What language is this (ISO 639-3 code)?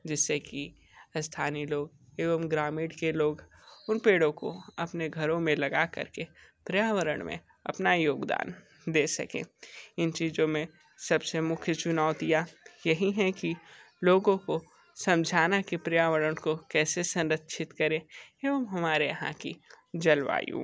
hin